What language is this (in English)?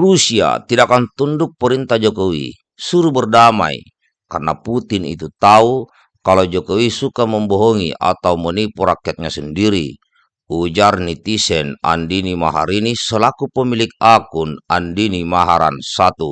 Indonesian